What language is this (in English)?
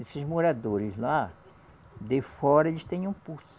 Portuguese